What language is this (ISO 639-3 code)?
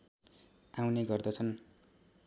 nep